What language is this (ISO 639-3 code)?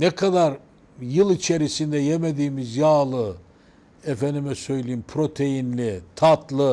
tur